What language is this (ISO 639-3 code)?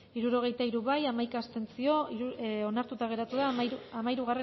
eus